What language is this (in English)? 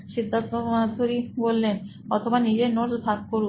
Bangla